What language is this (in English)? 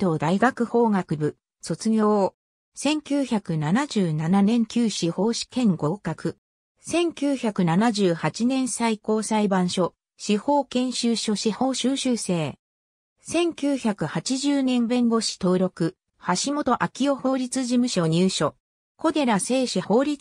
Japanese